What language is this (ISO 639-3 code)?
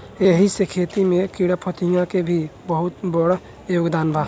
bho